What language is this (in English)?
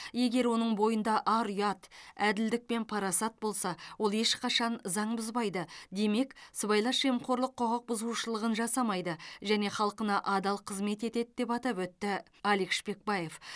Kazakh